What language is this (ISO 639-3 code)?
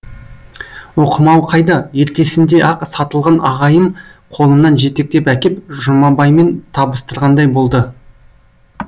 kaz